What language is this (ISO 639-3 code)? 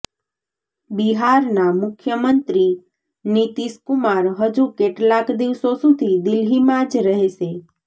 guj